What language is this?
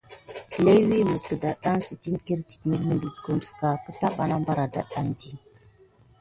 Gidar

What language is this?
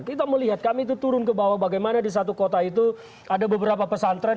Indonesian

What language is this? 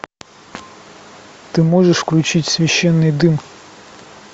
Russian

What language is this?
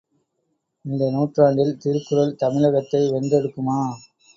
Tamil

